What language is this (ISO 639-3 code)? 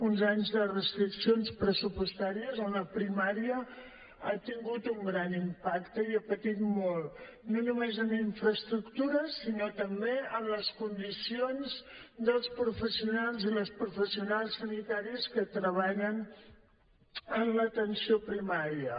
cat